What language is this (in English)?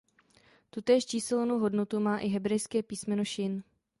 Czech